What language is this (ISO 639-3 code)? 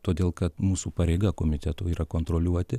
lit